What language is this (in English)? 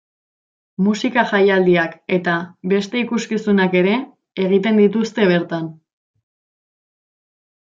Basque